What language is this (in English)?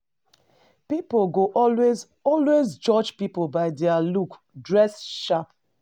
Nigerian Pidgin